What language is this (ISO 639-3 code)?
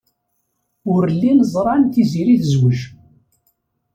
kab